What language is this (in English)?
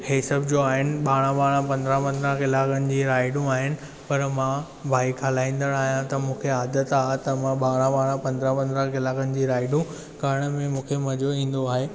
Sindhi